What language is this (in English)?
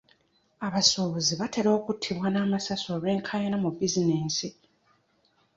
Ganda